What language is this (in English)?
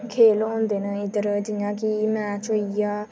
Dogri